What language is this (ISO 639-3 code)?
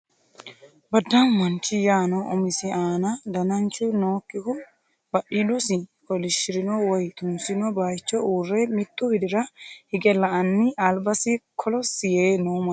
sid